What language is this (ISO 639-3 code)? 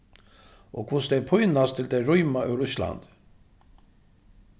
fao